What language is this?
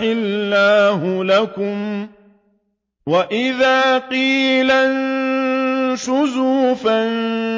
Arabic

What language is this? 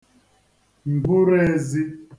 Igbo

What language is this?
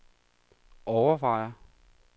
Danish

